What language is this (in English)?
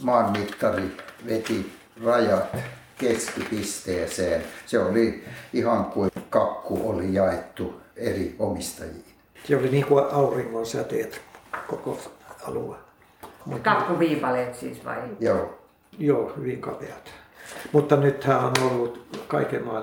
Finnish